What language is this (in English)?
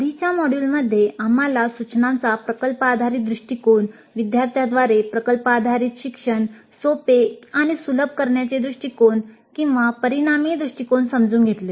Marathi